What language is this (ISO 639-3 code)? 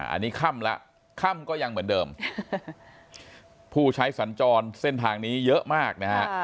tha